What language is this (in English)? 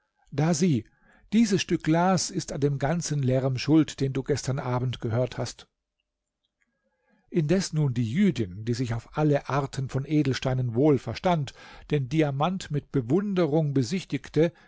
German